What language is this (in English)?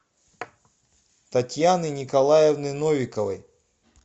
Russian